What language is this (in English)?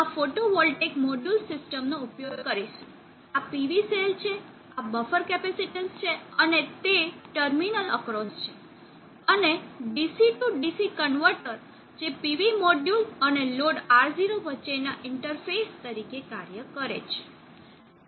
Gujarati